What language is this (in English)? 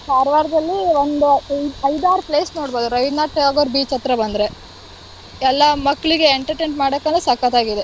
Kannada